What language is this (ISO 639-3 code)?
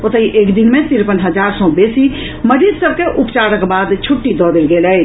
mai